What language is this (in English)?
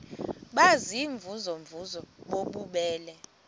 Xhosa